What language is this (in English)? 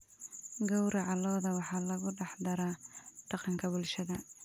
Somali